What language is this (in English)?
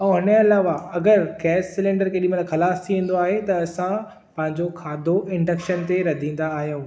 Sindhi